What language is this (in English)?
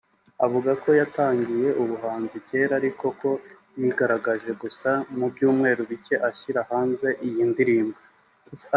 Kinyarwanda